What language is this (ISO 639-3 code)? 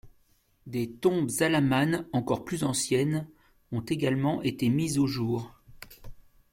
fra